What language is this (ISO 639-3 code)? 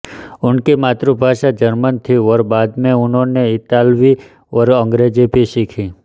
hin